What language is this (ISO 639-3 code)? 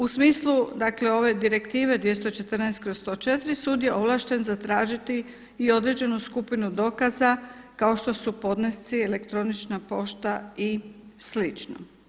hrv